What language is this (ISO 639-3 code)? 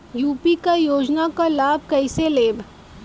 bho